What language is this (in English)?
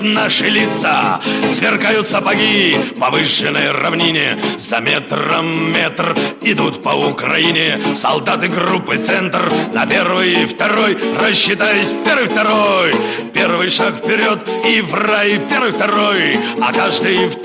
Russian